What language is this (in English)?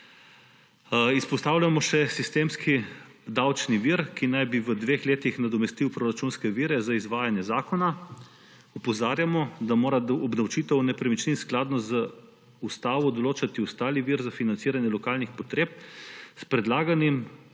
Slovenian